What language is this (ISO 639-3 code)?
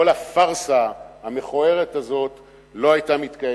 heb